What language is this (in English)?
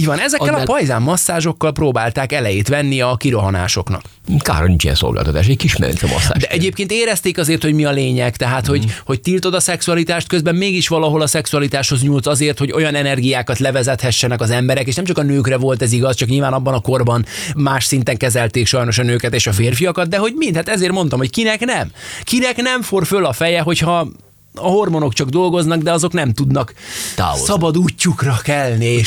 Hungarian